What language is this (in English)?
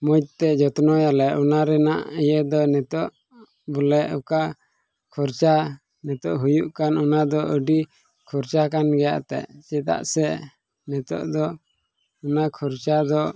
Santali